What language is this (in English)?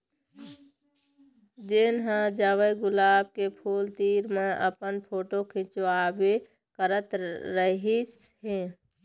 Chhattisgarhi